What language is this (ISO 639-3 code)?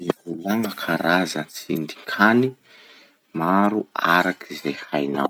msh